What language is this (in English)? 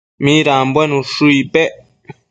Matsés